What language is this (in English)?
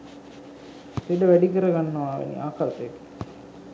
Sinhala